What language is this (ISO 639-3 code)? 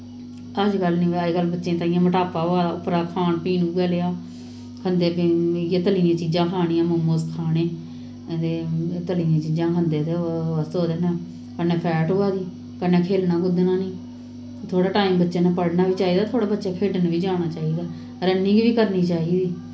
doi